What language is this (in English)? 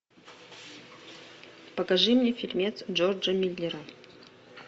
Russian